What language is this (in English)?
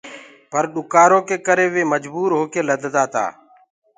Gurgula